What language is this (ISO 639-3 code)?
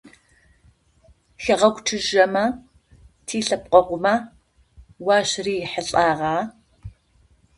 ady